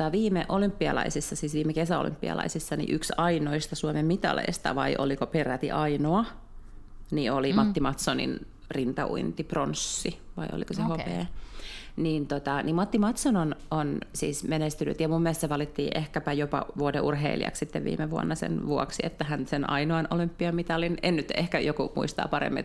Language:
Finnish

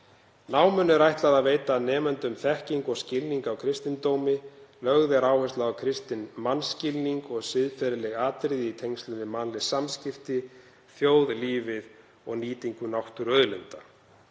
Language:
Icelandic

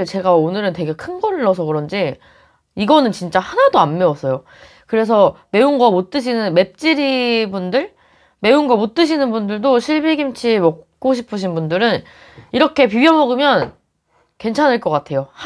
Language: Korean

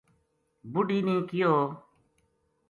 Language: Gujari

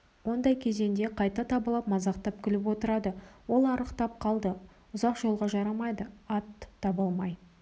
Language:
Kazakh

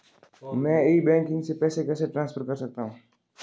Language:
Hindi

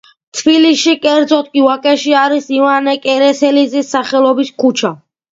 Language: Georgian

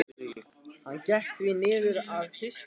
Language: Icelandic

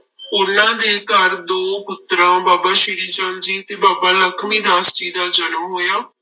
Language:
Punjabi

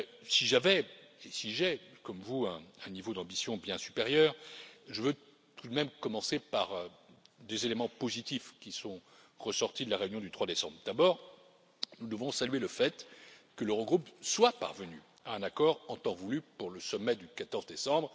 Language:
French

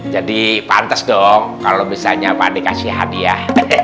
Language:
Indonesian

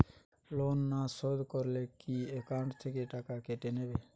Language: Bangla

